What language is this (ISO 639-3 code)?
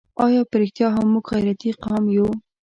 pus